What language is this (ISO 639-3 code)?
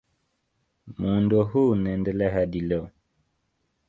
swa